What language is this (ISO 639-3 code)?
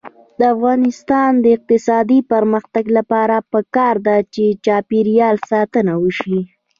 pus